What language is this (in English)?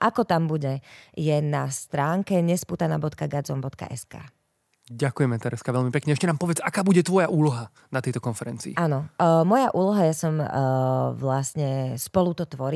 Slovak